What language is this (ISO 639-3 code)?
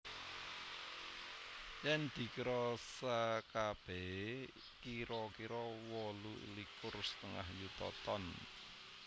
jav